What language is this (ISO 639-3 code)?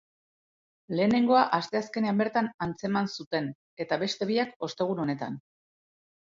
eus